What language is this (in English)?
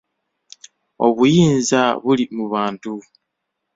Ganda